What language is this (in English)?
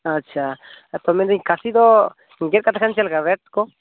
Santali